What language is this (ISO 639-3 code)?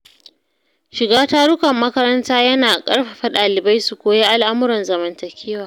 hau